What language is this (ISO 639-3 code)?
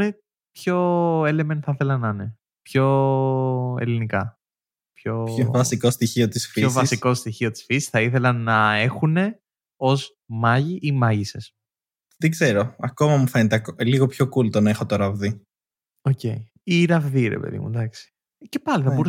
ell